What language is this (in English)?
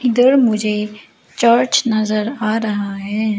Hindi